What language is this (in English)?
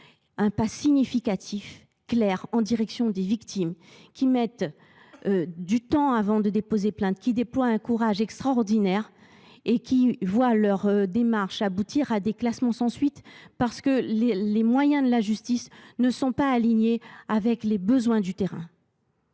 French